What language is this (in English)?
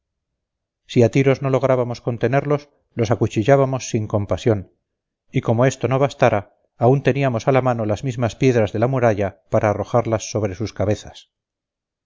Spanish